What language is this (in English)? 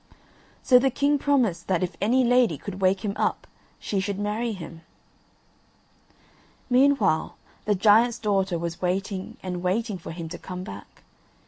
English